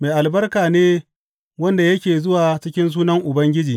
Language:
Hausa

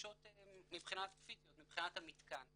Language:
Hebrew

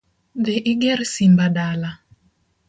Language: Luo (Kenya and Tanzania)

